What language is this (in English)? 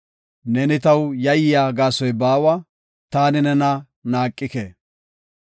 Gofa